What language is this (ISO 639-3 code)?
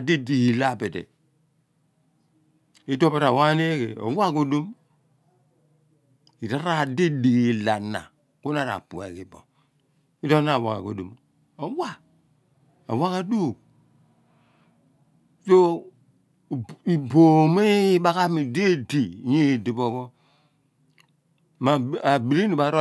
abn